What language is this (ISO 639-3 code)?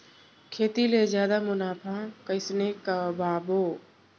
hne